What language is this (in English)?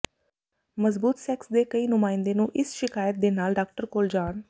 Punjabi